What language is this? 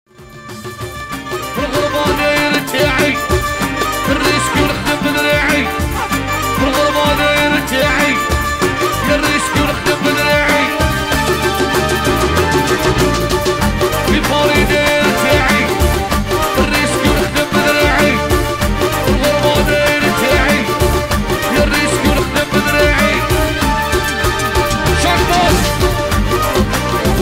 Arabic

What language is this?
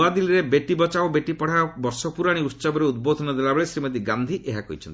Odia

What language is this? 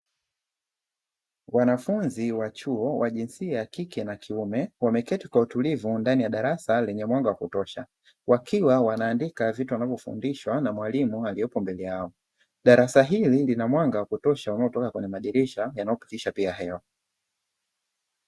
Swahili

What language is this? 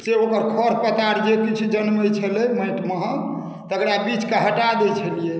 Maithili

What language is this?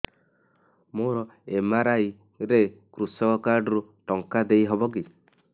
Odia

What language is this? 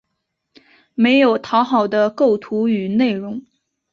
Chinese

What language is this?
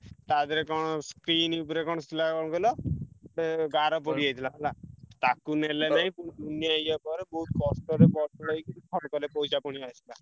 Odia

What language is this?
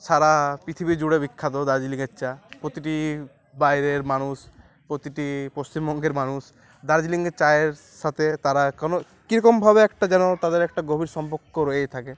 Bangla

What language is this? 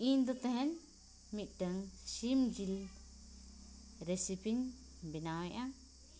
Santali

